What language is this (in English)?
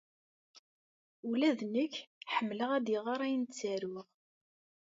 Kabyle